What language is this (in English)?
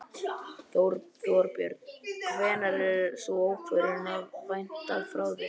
Icelandic